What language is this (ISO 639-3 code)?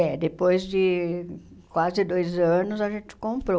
por